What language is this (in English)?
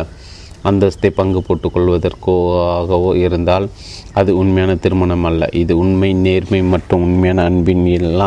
Tamil